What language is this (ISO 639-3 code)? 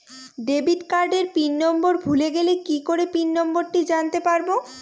ben